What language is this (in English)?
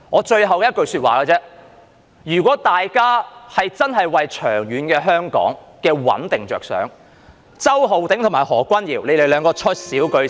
Cantonese